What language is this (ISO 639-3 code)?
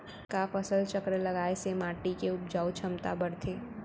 hne